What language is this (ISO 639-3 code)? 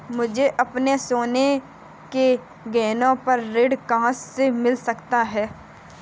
hin